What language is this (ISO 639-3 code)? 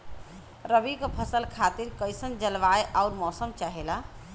bho